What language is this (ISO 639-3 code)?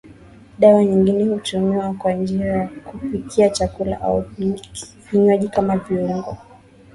swa